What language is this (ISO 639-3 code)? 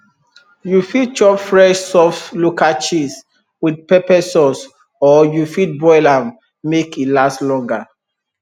pcm